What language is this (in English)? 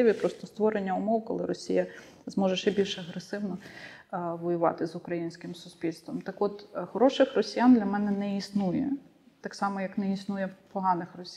Ukrainian